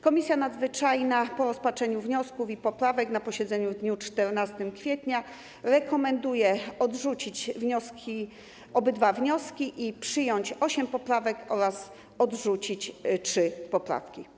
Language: Polish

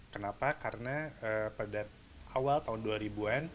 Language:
Indonesian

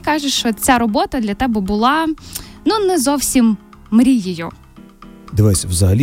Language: Ukrainian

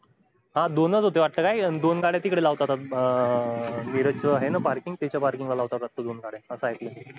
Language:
Marathi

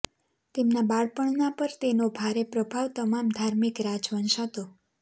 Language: Gujarati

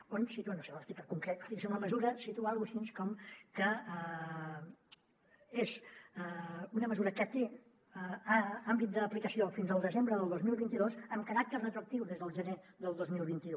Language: Catalan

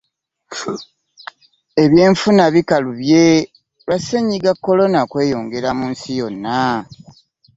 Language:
Ganda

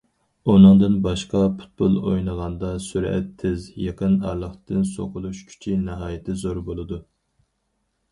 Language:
Uyghur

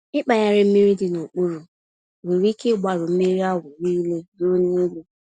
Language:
Igbo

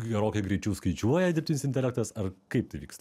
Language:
Lithuanian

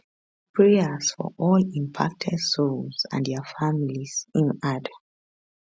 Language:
Nigerian Pidgin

